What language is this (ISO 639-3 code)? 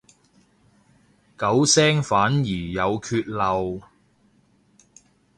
yue